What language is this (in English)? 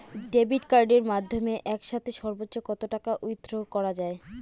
Bangla